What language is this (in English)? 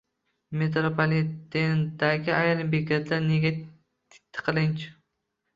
Uzbek